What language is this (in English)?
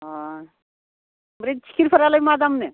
Bodo